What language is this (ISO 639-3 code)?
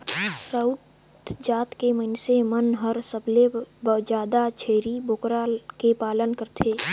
hne